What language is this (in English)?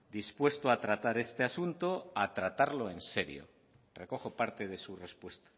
Spanish